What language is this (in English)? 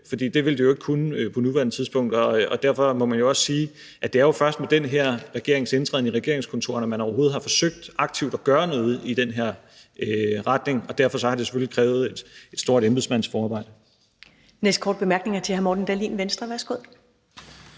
Danish